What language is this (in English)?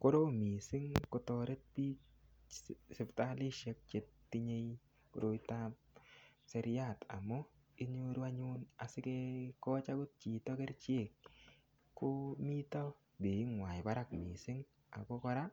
Kalenjin